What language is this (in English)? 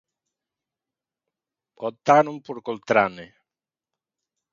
Galician